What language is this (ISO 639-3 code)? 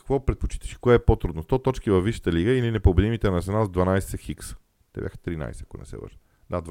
bul